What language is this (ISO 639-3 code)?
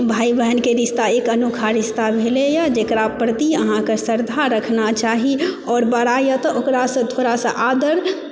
mai